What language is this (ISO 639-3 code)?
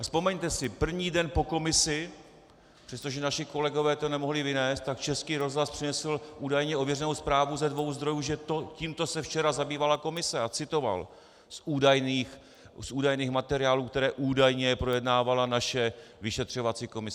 ces